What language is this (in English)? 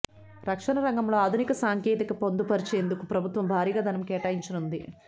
Telugu